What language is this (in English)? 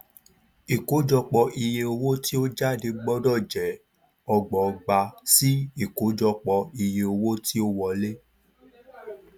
Yoruba